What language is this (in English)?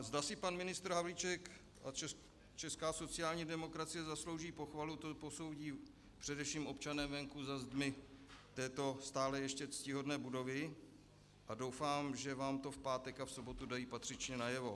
Czech